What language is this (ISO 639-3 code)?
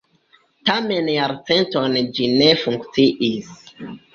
epo